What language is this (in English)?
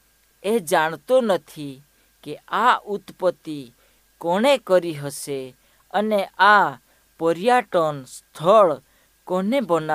Hindi